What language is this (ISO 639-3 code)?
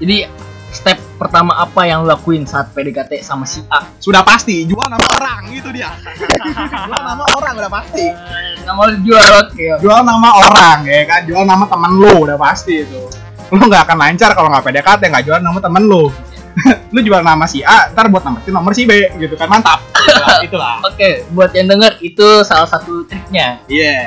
ind